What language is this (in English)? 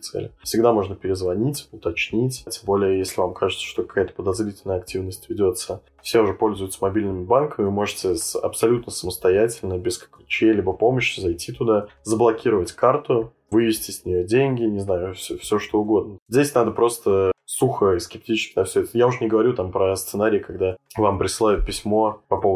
Russian